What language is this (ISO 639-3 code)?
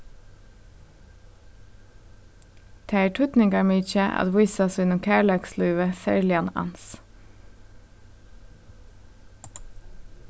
fao